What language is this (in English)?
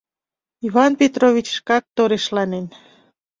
Mari